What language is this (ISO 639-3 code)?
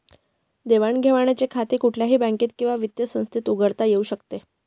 mar